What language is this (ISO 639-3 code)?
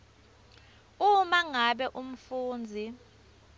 ssw